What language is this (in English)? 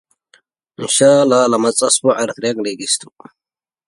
English